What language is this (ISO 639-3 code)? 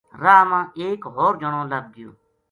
gju